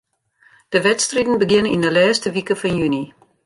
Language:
Western Frisian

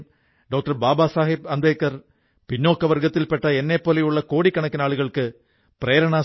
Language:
Malayalam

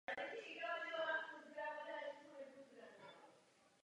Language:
Czech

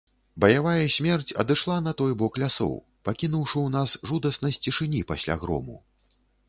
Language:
Belarusian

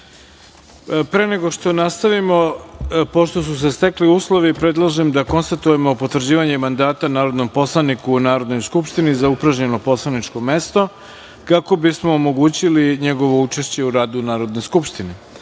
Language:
Serbian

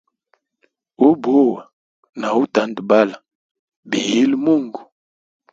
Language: Hemba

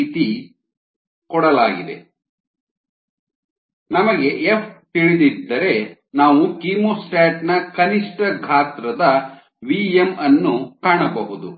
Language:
Kannada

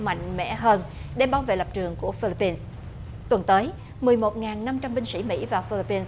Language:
Vietnamese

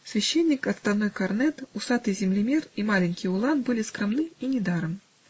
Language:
Russian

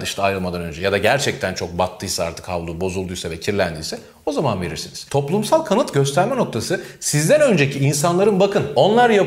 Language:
Turkish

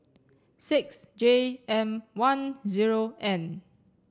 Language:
English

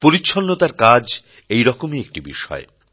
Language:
Bangla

